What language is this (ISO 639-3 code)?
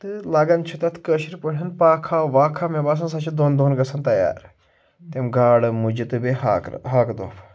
kas